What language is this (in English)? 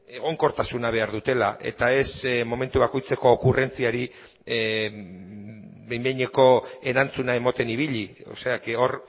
Basque